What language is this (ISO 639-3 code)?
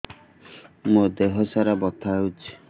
ori